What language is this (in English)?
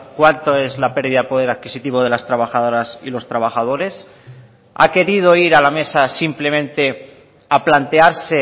Spanish